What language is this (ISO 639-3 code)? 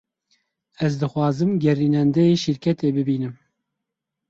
kur